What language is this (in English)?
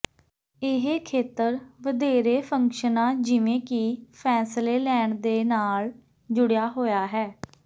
Punjabi